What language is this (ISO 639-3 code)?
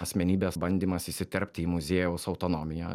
lit